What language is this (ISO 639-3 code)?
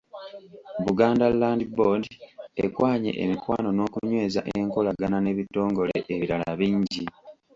lug